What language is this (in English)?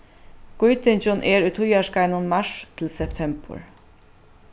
Faroese